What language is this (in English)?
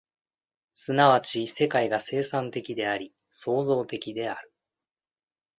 Japanese